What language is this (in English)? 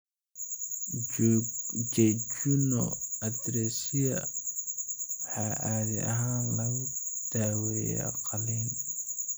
Somali